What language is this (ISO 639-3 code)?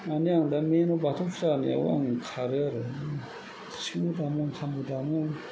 brx